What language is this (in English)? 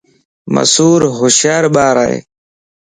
Lasi